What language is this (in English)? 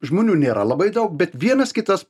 Lithuanian